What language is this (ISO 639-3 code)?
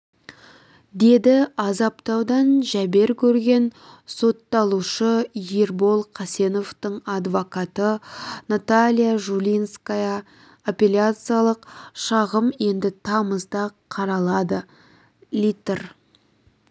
kaz